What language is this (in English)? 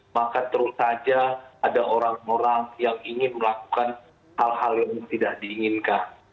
Indonesian